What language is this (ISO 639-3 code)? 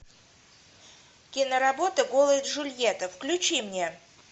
rus